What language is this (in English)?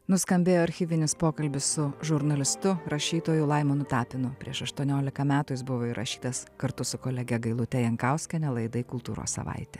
Lithuanian